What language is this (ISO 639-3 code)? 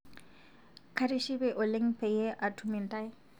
mas